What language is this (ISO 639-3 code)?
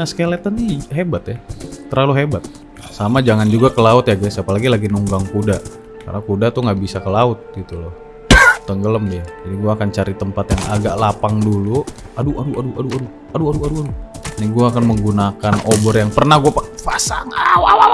ind